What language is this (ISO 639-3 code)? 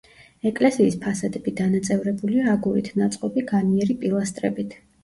kat